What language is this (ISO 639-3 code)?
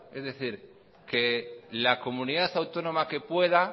spa